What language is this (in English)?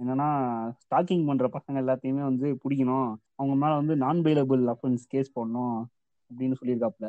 Tamil